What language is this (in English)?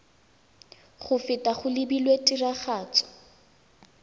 Tswana